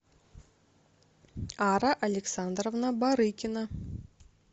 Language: Russian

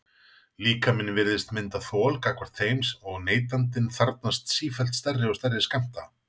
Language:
Icelandic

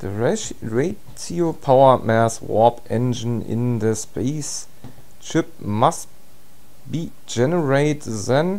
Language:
German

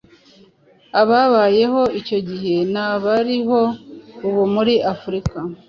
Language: Kinyarwanda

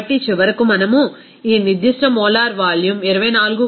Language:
Telugu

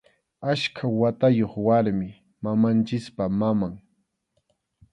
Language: Arequipa-La Unión Quechua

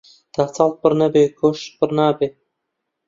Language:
Central Kurdish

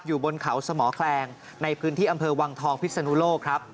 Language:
Thai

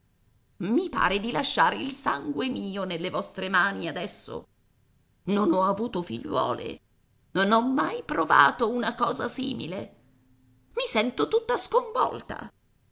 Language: Italian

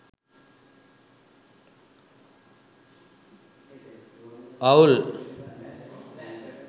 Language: Sinhala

